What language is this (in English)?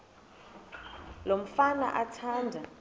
Xhosa